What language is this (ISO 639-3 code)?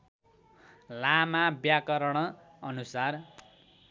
nep